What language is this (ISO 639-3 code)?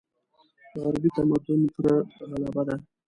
pus